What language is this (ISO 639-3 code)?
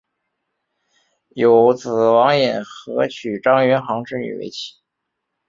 zho